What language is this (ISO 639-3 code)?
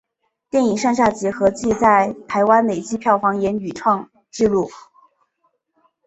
zho